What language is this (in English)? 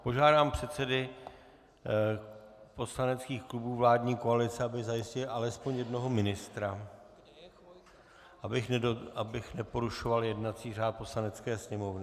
Czech